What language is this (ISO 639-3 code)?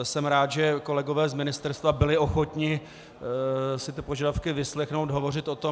ces